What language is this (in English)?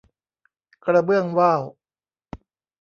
Thai